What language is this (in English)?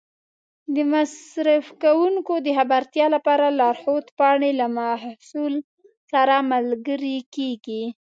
Pashto